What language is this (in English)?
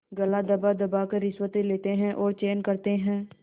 Hindi